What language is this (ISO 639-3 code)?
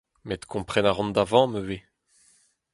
bre